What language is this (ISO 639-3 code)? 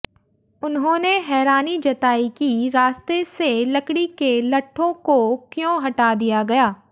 hin